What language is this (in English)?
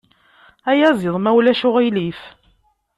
Kabyle